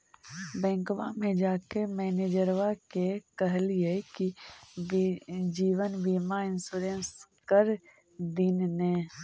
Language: Magahi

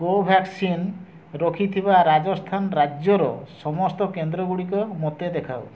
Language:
Odia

